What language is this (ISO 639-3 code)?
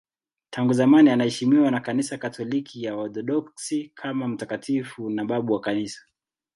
swa